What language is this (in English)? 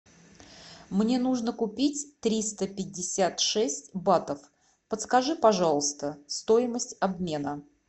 Russian